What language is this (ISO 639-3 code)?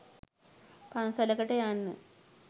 sin